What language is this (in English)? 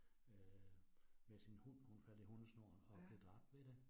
Danish